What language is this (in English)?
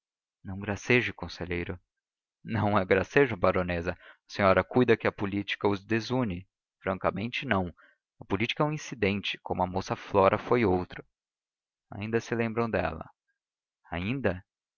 Portuguese